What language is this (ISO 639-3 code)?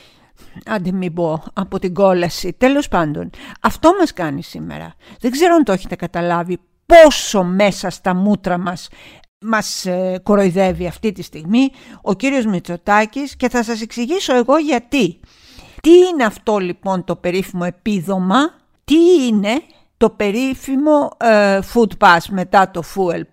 ell